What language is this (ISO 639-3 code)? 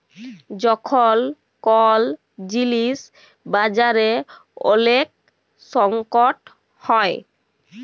ben